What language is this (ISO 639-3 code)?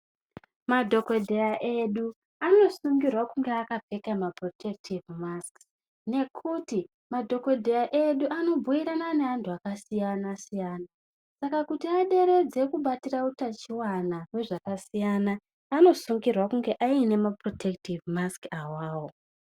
ndc